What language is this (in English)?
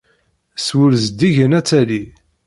Kabyle